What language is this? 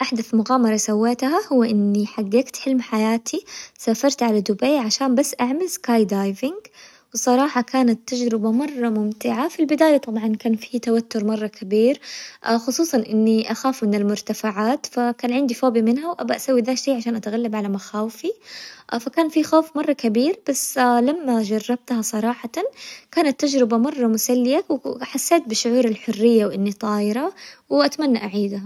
Hijazi Arabic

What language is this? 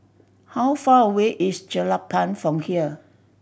English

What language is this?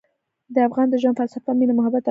Pashto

